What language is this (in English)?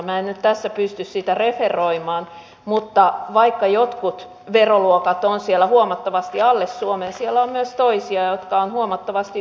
Finnish